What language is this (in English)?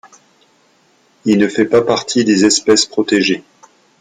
French